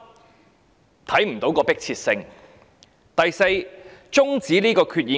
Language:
Cantonese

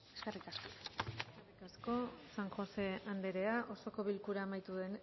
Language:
Basque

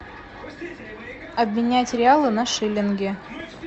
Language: Russian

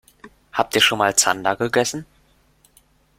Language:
German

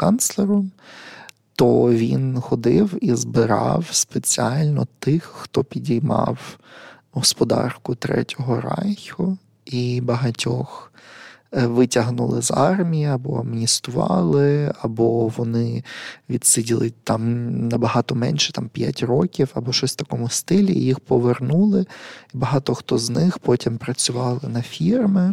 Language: Ukrainian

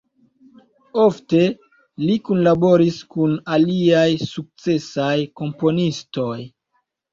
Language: Esperanto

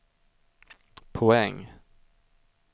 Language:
Swedish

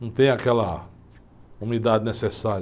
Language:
Portuguese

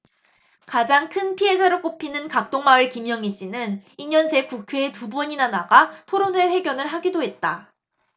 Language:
Korean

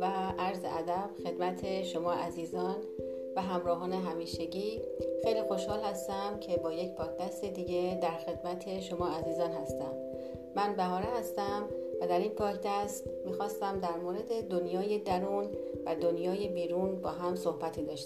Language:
Persian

